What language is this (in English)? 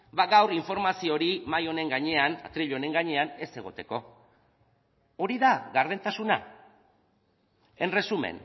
Basque